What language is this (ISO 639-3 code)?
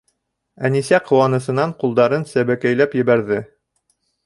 bak